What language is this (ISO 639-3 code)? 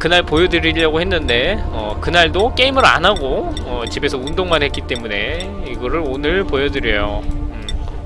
kor